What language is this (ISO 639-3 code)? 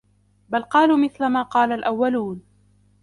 ara